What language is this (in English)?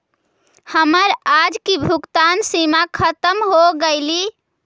Magahi